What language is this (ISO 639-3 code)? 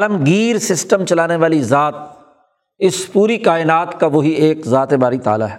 urd